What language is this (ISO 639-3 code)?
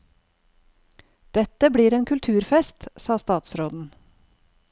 nor